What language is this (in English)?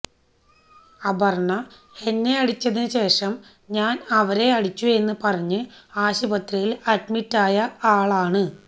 Malayalam